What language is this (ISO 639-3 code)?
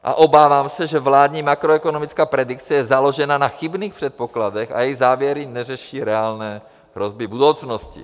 ces